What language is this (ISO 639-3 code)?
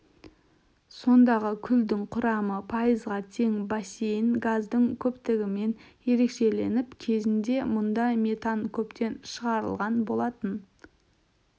kaz